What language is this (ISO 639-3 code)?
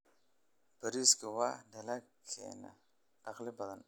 som